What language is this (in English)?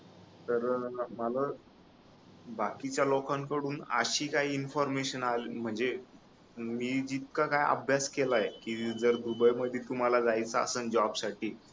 Marathi